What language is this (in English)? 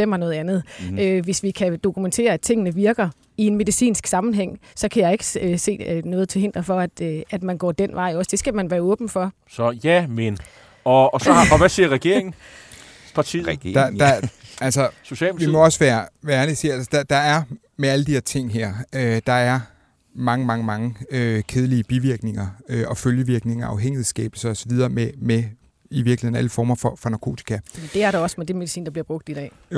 Danish